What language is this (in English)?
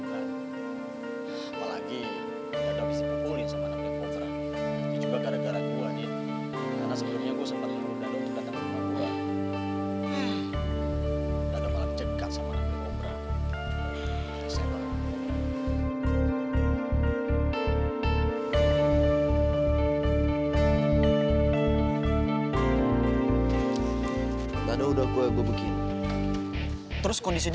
Indonesian